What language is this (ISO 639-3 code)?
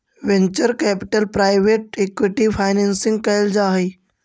mag